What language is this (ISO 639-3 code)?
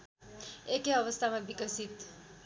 nep